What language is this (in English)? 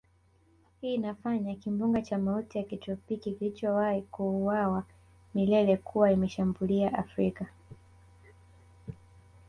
Swahili